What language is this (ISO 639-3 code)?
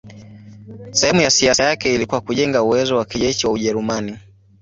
swa